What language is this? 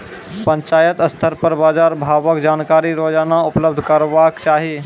Maithili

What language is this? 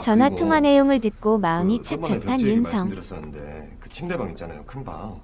Korean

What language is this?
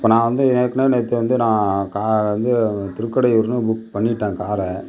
Tamil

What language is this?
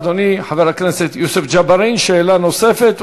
Hebrew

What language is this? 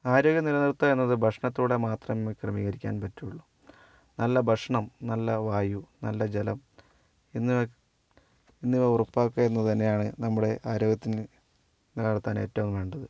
Malayalam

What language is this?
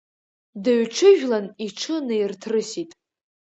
Abkhazian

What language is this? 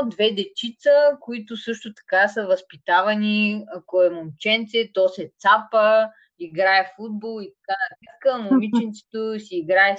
Bulgarian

